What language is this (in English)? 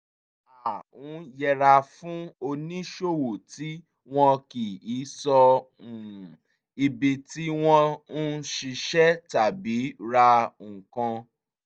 Yoruba